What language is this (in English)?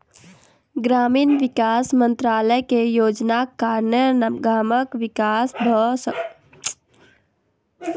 Maithili